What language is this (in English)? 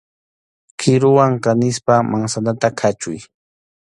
Arequipa-La Unión Quechua